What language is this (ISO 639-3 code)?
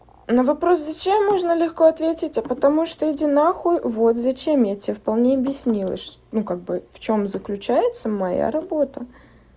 rus